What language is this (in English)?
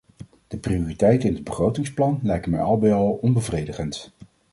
Dutch